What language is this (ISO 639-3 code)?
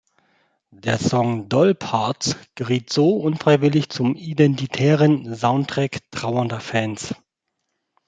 deu